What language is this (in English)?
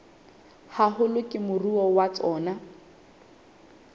Southern Sotho